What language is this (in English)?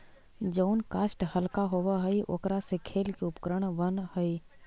Magahi